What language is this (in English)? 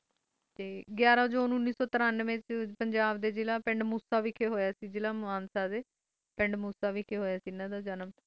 Punjabi